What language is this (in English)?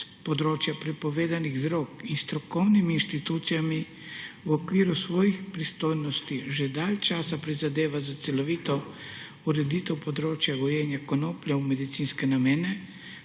Slovenian